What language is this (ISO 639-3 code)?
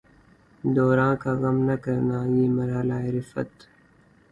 urd